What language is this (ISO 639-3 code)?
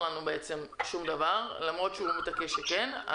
heb